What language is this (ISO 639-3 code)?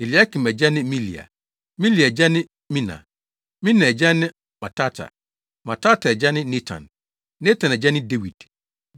aka